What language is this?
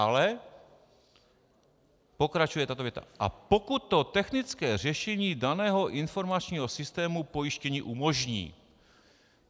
Czech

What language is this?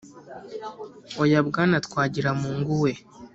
Kinyarwanda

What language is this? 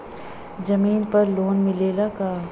Bhojpuri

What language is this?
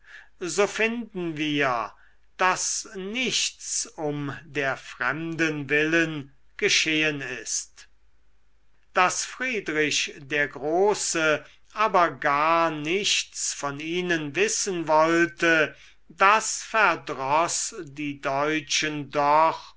German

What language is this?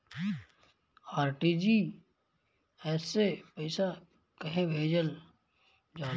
Bhojpuri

